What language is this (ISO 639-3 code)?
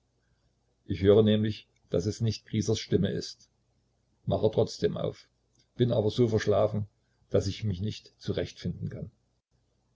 deu